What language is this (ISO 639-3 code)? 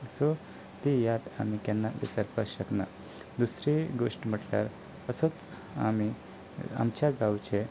kok